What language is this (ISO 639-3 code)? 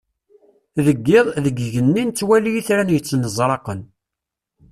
kab